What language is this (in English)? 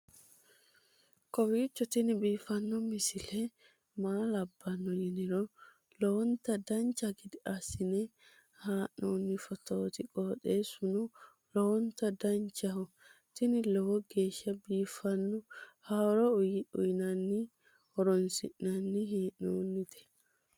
Sidamo